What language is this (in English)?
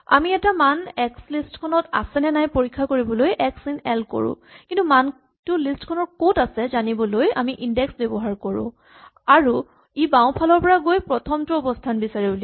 Assamese